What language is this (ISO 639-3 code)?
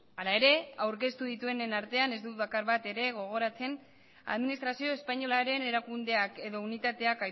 eus